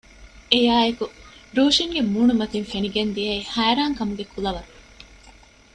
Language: Divehi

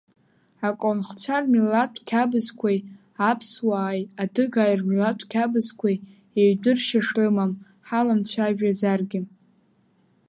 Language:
Abkhazian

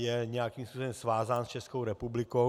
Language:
Czech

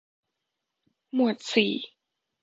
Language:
Thai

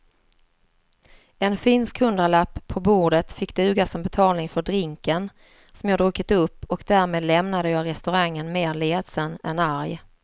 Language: Swedish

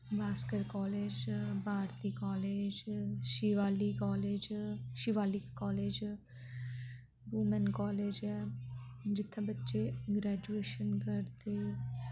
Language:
Dogri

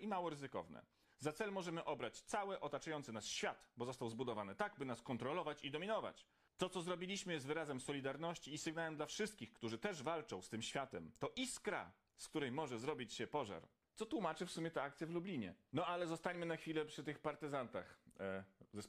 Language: Polish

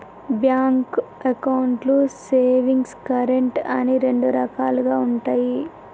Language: Telugu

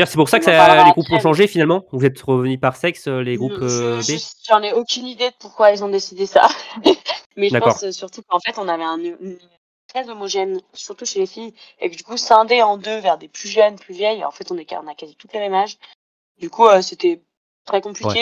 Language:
French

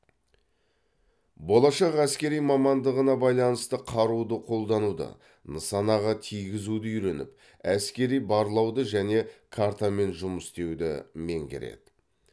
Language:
Kazakh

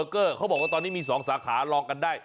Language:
Thai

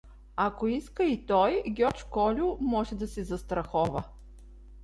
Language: Bulgarian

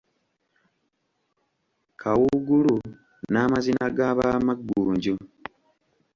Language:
Ganda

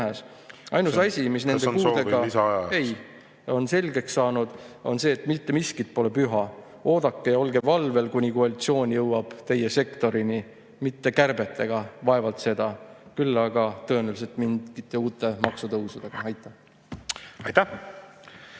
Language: Estonian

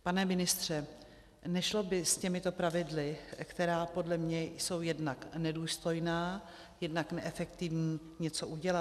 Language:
Czech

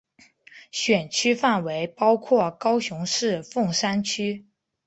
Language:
Chinese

